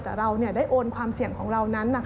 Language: Thai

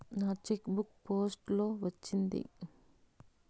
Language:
Telugu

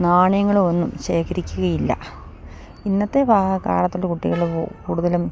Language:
Malayalam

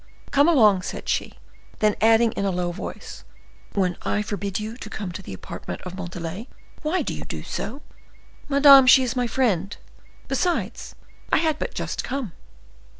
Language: English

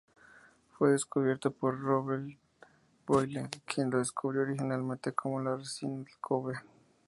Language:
Spanish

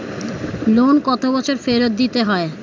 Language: Bangla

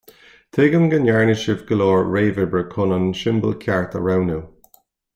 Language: Irish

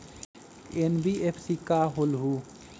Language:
Magahi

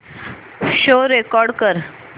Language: Marathi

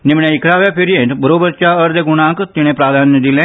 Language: Konkani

